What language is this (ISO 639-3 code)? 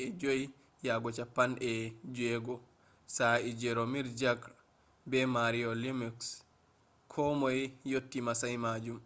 ful